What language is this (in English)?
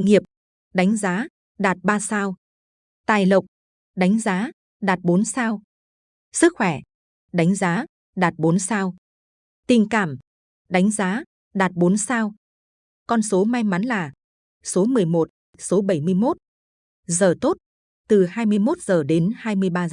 Vietnamese